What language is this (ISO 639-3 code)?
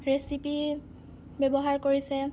asm